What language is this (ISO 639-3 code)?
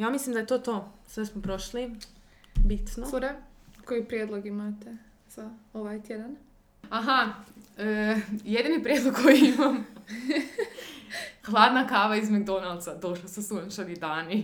hrv